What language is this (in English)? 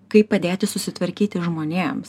Lithuanian